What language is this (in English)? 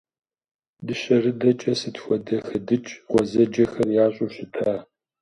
Kabardian